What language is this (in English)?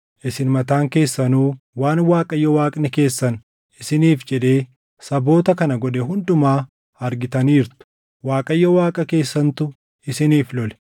Oromo